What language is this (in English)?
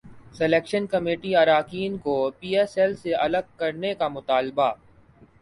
Urdu